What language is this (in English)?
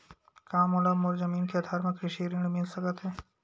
Chhattisgarhi